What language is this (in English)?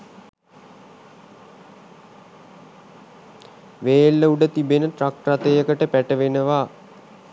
Sinhala